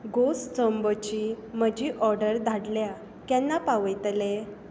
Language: Konkani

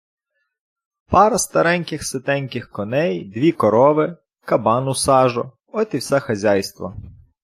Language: Ukrainian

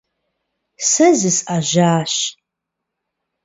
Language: Kabardian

